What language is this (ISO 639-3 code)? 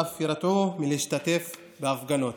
heb